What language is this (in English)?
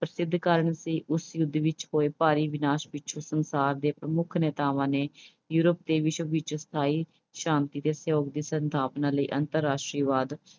Punjabi